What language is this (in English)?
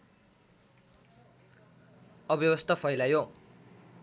Nepali